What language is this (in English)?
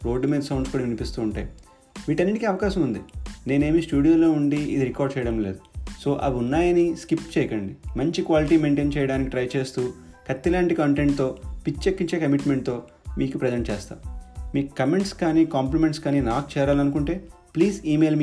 Telugu